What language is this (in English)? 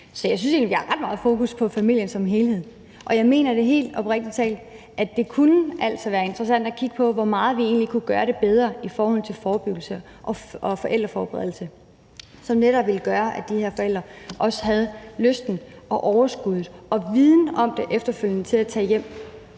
Danish